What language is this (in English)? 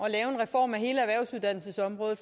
Danish